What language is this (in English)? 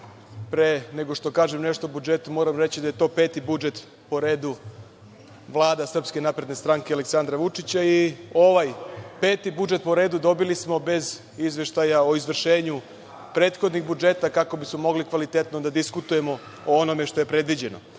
Serbian